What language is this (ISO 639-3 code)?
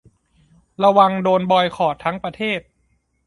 tha